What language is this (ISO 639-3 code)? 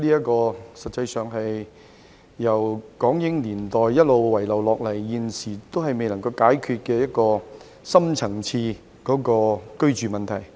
yue